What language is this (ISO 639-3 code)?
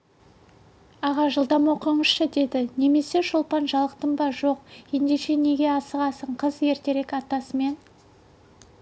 kaz